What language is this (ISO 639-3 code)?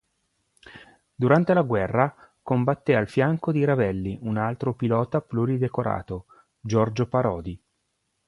ita